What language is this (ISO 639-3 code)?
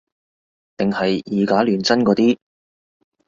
yue